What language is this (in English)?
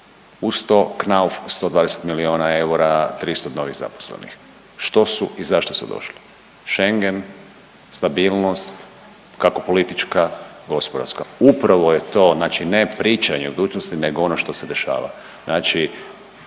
Croatian